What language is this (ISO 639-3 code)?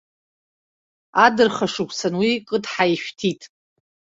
abk